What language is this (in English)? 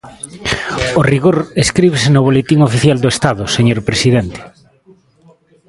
Galician